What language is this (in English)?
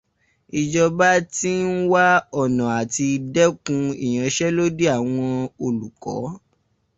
Yoruba